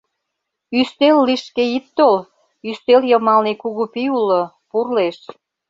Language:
Mari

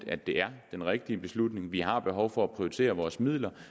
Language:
Danish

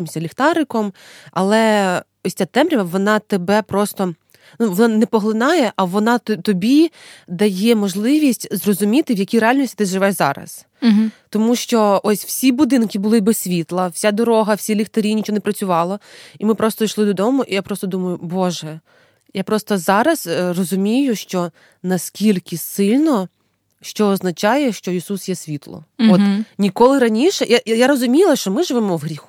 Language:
Ukrainian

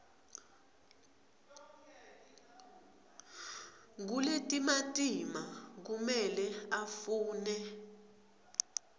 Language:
Swati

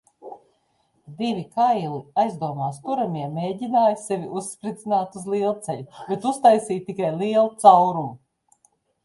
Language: Latvian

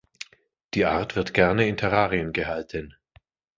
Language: German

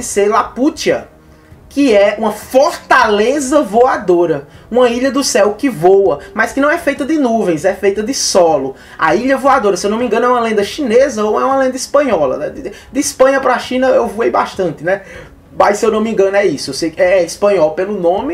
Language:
Portuguese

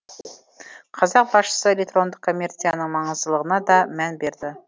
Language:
Kazakh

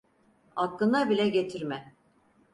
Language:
Turkish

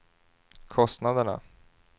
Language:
Swedish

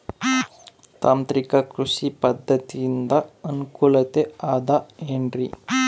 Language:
Kannada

